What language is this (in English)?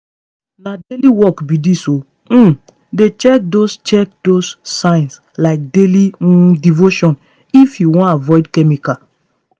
Nigerian Pidgin